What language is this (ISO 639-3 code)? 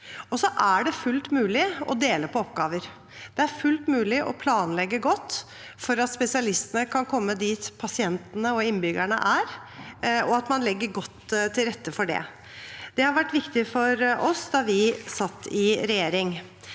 nor